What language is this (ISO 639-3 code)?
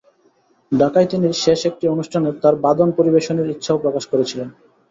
ben